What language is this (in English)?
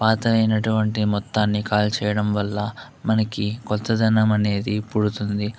Telugu